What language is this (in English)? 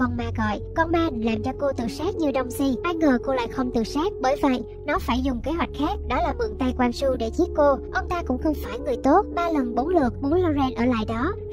Vietnamese